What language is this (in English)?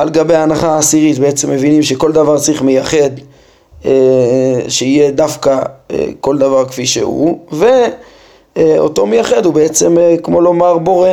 Hebrew